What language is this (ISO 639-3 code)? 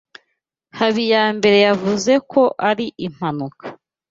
kin